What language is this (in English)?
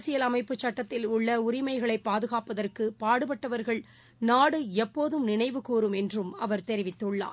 Tamil